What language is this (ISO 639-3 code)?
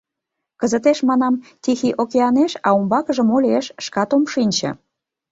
chm